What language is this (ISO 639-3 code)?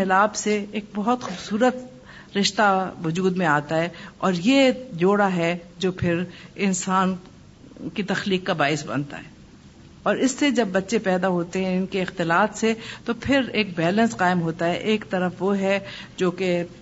urd